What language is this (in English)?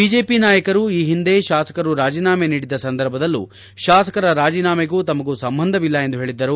Kannada